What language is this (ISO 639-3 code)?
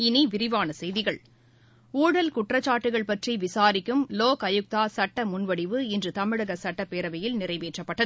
tam